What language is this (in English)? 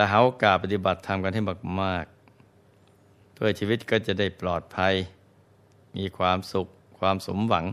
Thai